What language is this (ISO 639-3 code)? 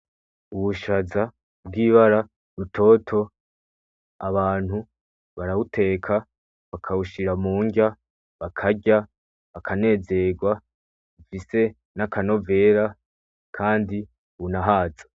run